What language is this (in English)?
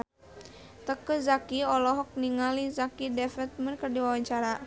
Sundanese